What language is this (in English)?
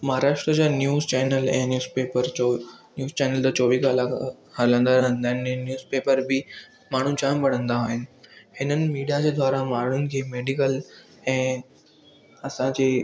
Sindhi